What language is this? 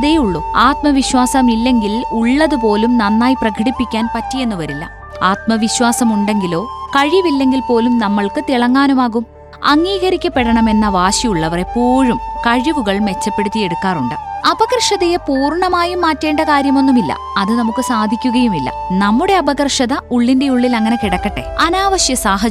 Malayalam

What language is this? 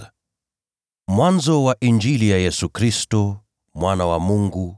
Swahili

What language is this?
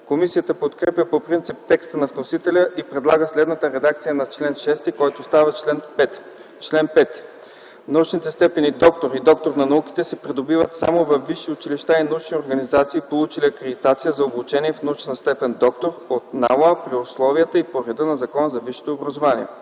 Bulgarian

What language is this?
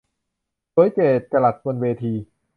Thai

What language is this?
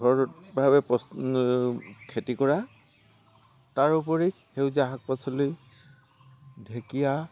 Assamese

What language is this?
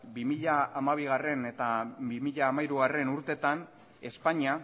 Basque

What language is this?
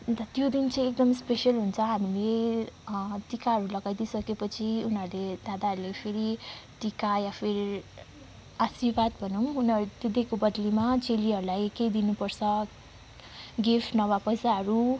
Nepali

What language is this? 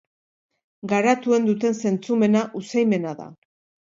Basque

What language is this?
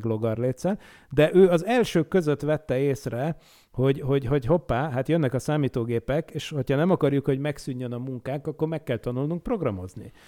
Hungarian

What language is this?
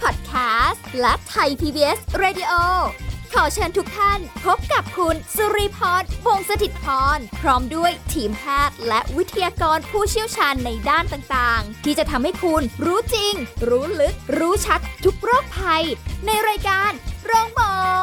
Thai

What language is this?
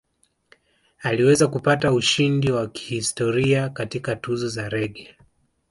Swahili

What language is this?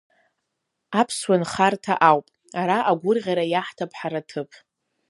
Abkhazian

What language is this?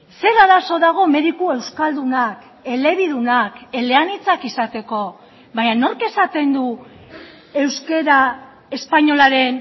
Basque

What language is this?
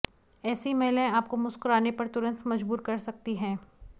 Hindi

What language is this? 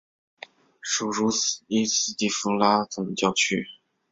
Chinese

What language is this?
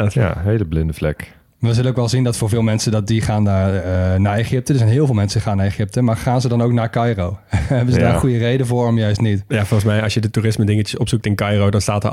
Dutch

